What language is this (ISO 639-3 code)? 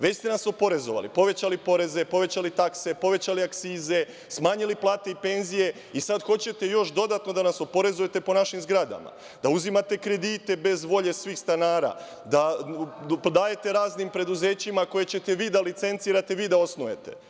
srp